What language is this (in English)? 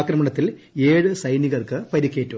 Malayalam